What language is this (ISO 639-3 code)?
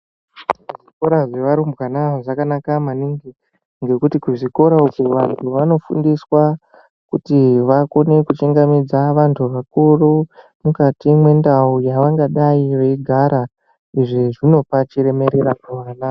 ndc